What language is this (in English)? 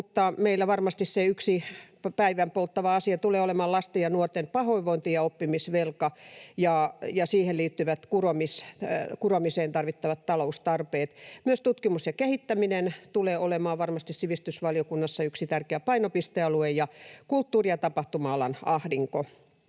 Finnish